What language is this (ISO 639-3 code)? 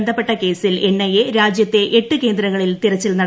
mal